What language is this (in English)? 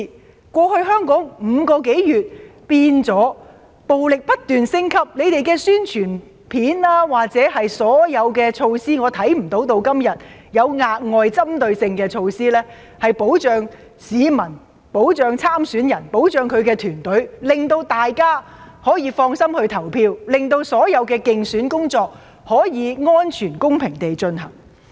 Cantonese